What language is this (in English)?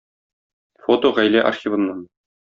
Tatar